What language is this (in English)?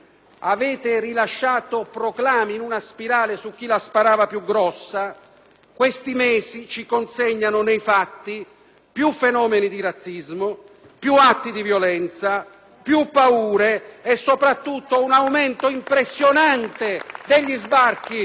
Italian